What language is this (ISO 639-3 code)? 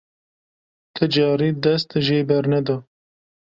kur